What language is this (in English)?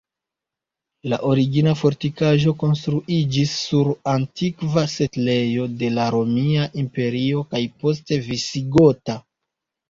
Esperanto